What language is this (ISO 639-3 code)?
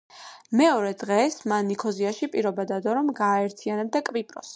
kat